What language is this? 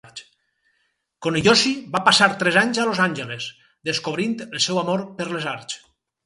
Catalan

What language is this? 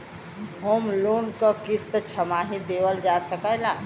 Bhojpuri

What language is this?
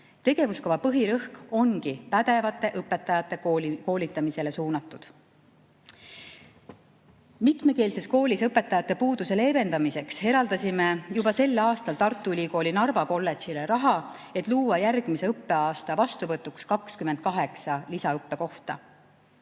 Estonian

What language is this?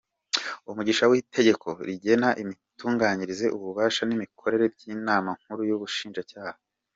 Kinyarwanda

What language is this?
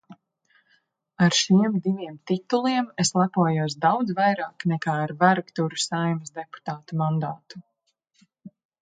Latvian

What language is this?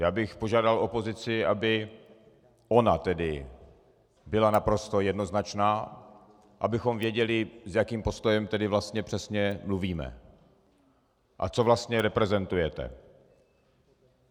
Czech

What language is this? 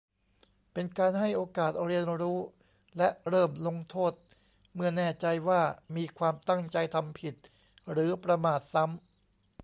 Thai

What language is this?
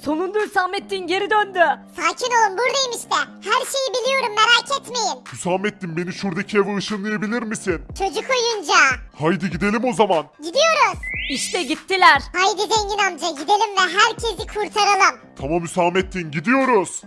Turkish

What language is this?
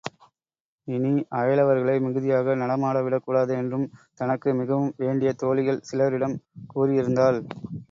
Tamil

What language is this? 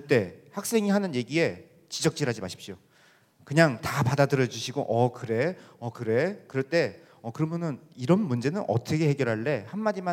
Korean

